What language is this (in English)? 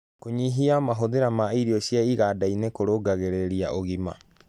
Kikuyu